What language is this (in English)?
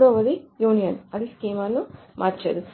Telugu